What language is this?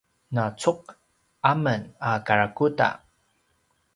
Paiwan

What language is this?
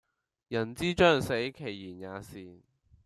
Cantonese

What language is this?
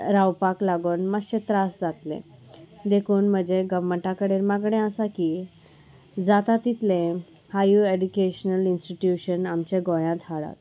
Konkani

